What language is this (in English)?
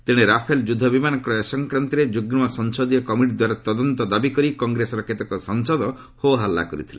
Odia